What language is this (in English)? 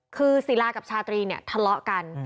Thai